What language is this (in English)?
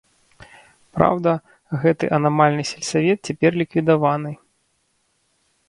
Belarusian